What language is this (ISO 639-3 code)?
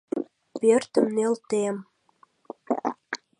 chm